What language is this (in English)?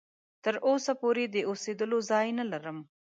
Pashto